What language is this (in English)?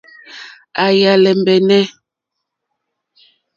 Mokpwe